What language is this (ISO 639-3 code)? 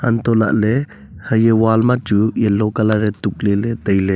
nnp